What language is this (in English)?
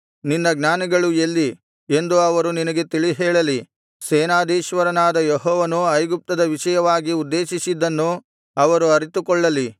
Kannada